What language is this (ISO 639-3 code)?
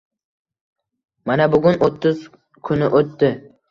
uzb